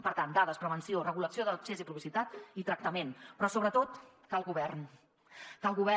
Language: Catalan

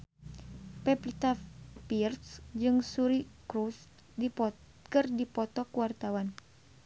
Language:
Sundanese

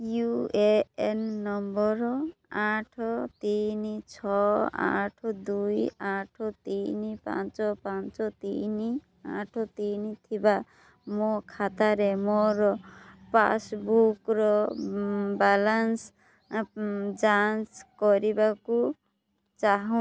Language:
Odia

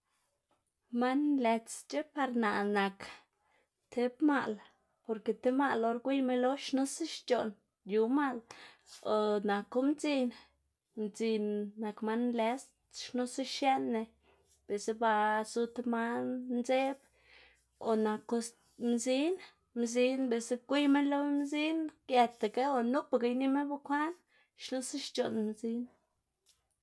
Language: Xanaguía Zapotec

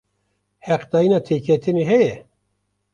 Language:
Kurdish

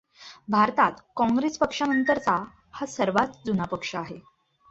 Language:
Marathi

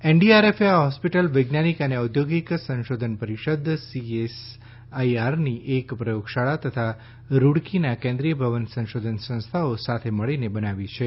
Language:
Gujarati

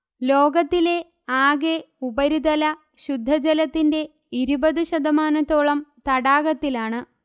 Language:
Malayalam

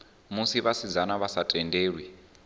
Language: Venda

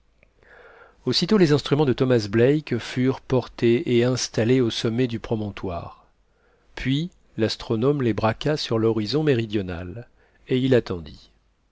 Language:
French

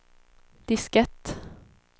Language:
Swedish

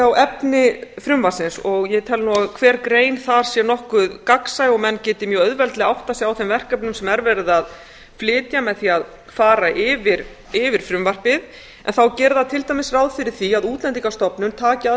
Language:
Icelandic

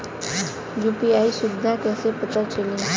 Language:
Bhojpuri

